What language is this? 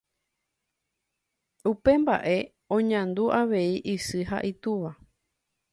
Guarani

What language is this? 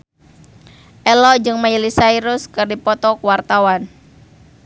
Sundanese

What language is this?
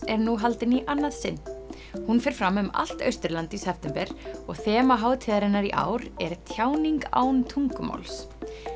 Icelandic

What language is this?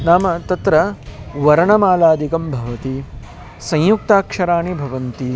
Sanskrit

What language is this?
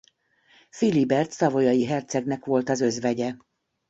Hungarian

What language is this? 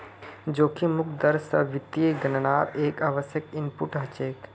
Magahi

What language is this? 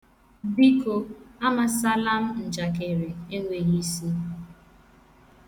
Igbo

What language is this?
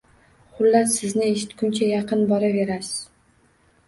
Uzbek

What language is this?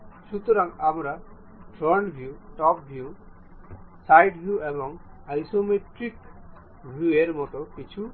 Bangla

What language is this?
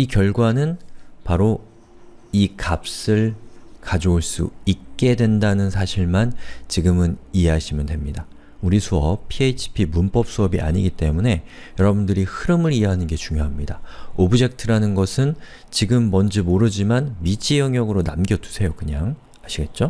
Korean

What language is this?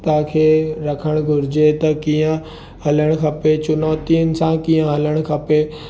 Sindhi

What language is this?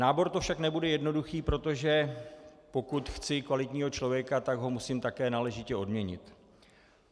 Czech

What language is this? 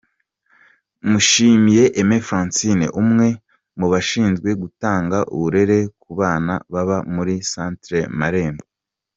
Kinyarwanda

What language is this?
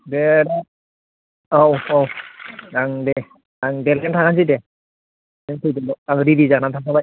Bodo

